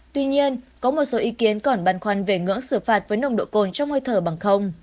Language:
Vietnamese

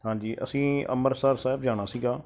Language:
Punjabi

